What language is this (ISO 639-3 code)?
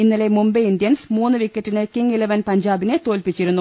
mal